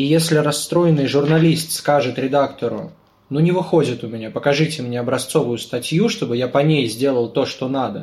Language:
Russian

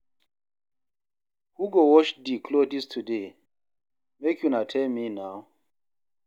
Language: Nigerian Pidgin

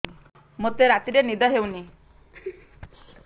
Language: Odia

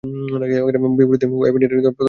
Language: Bangla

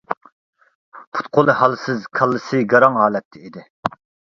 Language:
Uyghur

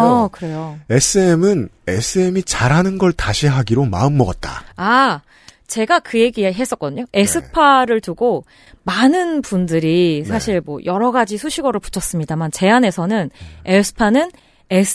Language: Korean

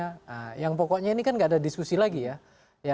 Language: Indonesian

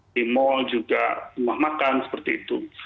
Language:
Indonesian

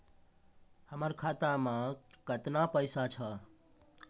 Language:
Maithili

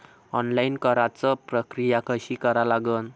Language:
Marathi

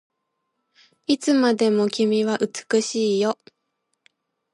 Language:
Japanese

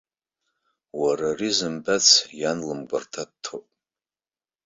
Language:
Abkhazian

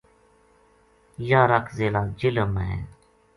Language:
Gujari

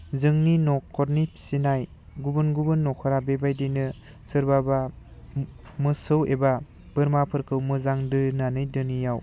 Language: Bodo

